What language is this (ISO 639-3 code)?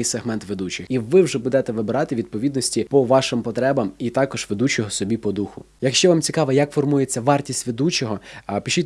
ukr